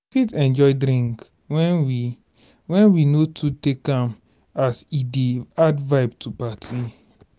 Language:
Nigerian Pidgin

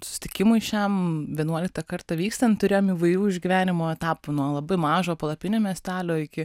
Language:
Lithuanian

